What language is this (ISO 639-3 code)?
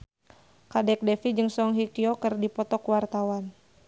sun